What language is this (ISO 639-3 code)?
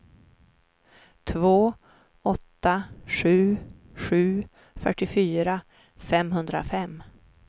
swe